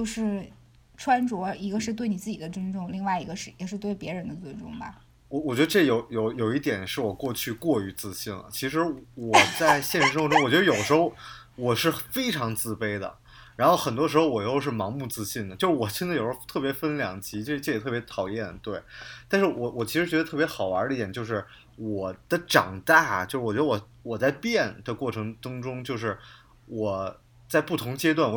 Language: Chinese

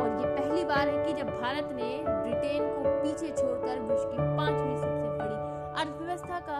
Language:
Hindi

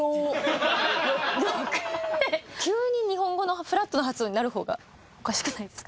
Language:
Japanese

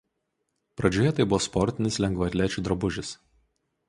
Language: Lithuanian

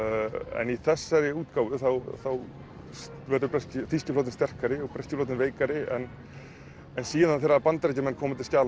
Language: Icelandic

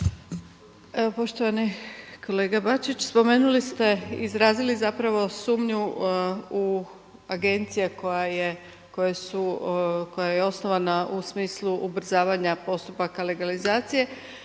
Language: Croatian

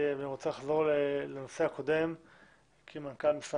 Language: Hebrew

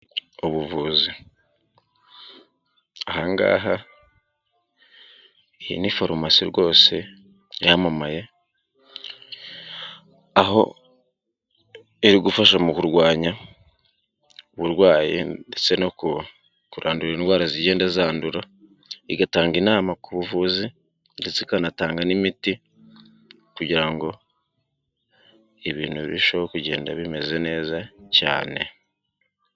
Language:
Kinyarwanda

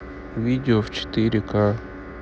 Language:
Russian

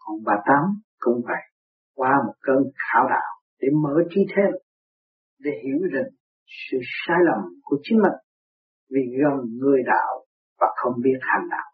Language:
Vietnamese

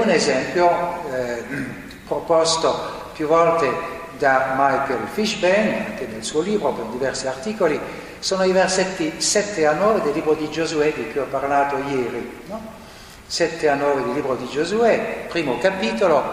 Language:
Italian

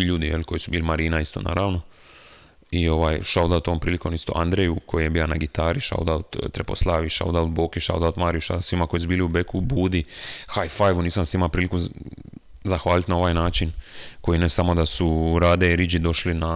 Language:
Croatian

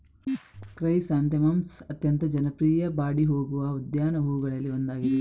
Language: Kannada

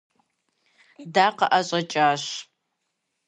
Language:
Kabardian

